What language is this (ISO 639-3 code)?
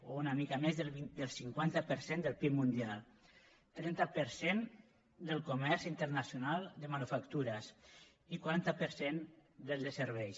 cat